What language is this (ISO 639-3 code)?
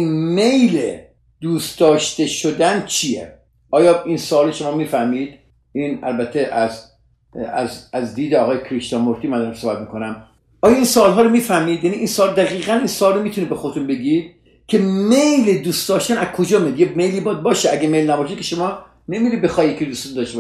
fas